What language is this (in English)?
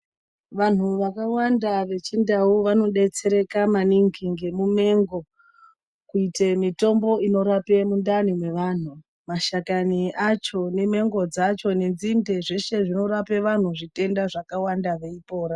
Ndau